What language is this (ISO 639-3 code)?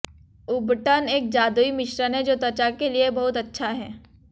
hin